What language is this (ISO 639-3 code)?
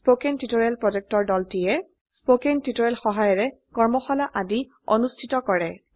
asm